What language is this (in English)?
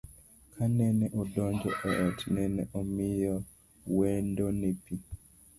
Luo (Kenya and Tanzania)